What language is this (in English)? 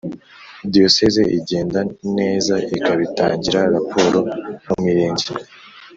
Kinyarwanda